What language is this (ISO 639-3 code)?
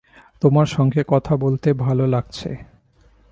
ben